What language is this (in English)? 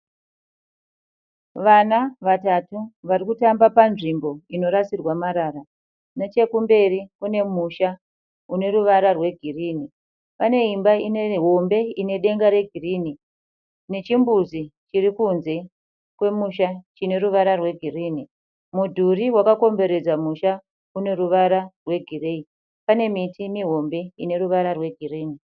Shona